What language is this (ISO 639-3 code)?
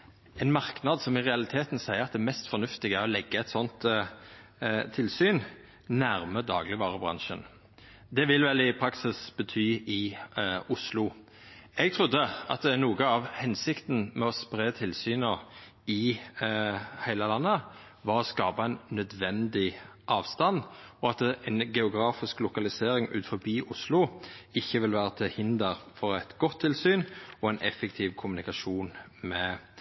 nno